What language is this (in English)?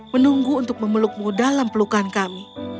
Indonesian